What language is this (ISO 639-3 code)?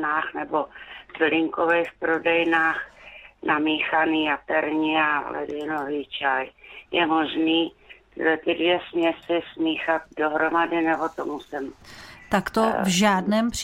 ces